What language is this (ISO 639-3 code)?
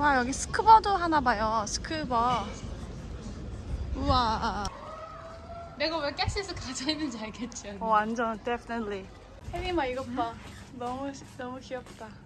kor